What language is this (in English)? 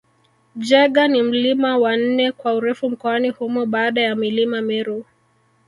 Swahili